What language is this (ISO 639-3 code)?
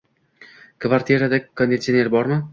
uzb